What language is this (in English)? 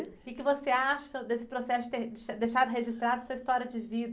Portuguese